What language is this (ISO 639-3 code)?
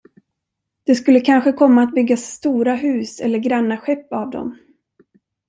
swe